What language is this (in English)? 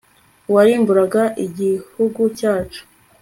Kinyarwanda